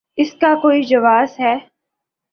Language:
Urdu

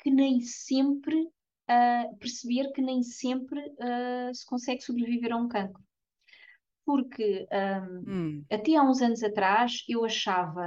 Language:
Portuguese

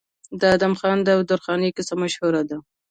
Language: Pashto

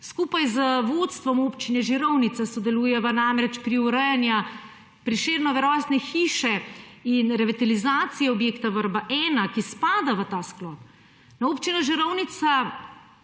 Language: Slovenian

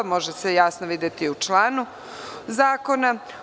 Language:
Serbian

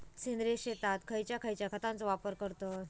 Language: Marathi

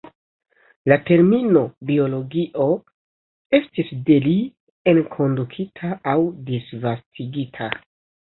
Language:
Esperanto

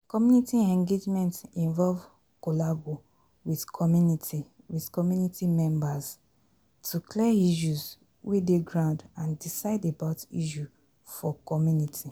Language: Nigerian Pidgin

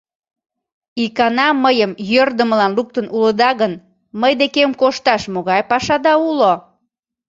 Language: Mari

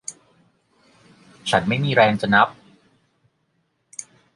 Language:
Thai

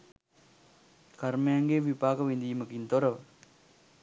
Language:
Sinhala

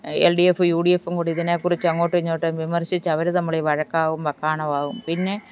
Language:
Malayalam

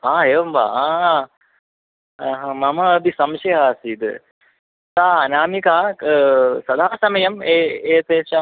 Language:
Sanskrit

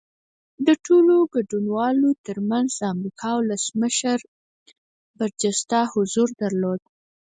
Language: Pashto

